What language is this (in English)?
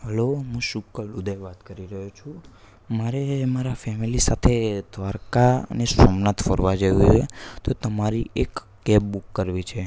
Gujarati